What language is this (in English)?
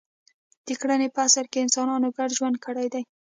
Pashto